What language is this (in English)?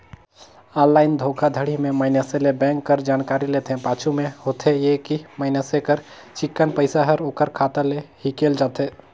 Chhattisgarhi